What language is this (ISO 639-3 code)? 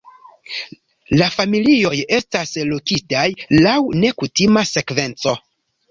epo